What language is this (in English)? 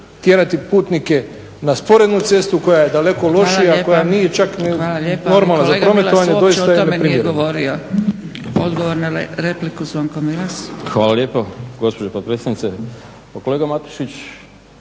Croatian